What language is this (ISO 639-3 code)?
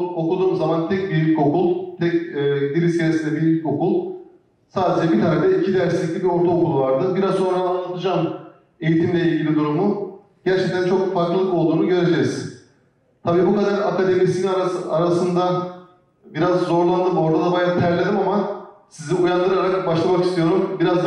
tur